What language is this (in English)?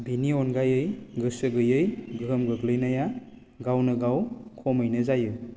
Bodo